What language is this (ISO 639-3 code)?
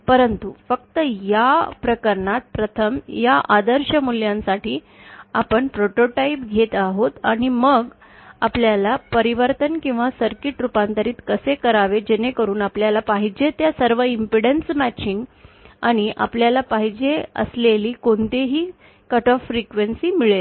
mar